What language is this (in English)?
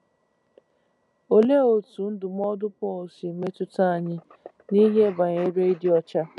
Igbo